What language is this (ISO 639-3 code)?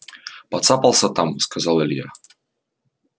rus